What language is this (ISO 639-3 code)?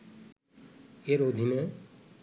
ben